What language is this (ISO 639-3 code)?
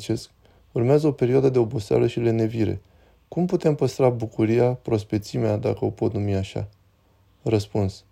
ron